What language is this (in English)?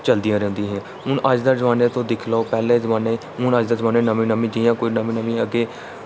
Dogri